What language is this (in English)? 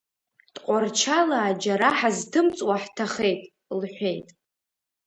Abkhazian